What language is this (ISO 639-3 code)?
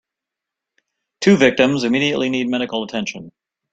eng